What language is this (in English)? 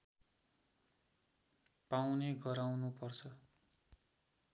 Nepali